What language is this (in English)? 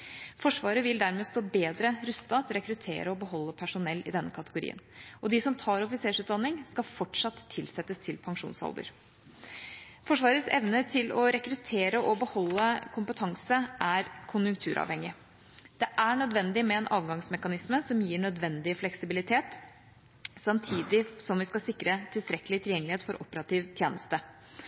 Norwegian Bokmål